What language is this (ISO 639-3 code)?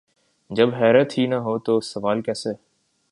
urd